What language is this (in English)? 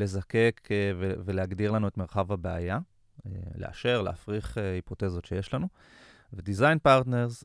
Hebrew